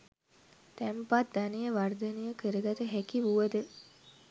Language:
Sinhala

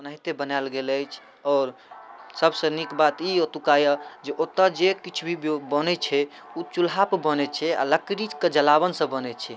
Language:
Maithili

